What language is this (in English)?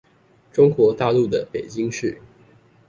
Chinese